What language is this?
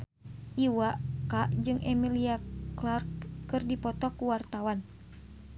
Sundanese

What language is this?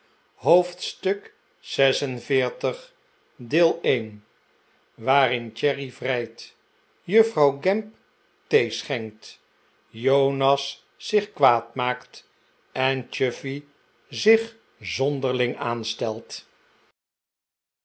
Dutch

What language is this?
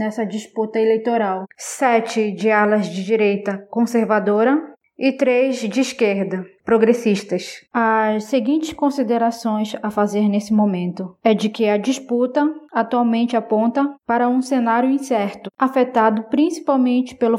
Portuguese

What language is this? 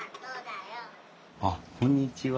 Japanese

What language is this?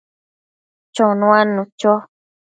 Matsés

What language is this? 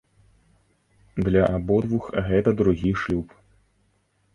Belarusian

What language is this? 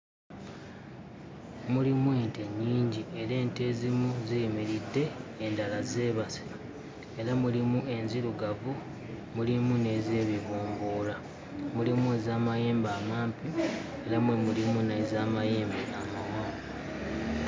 Ganda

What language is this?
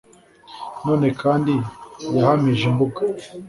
Kinyarwanda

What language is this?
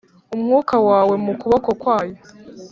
Kinyarwanda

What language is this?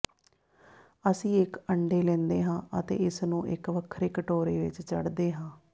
Punjabi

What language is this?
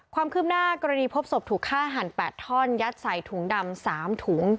Thai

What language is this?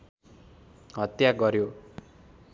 Nepali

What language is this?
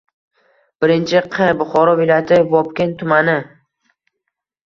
Uzbek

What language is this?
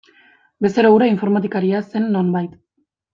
Basque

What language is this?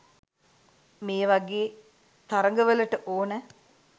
Sinhala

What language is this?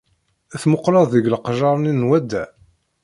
Kabyle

